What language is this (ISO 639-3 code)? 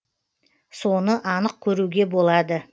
kaz